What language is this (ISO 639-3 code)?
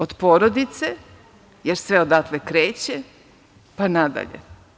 srp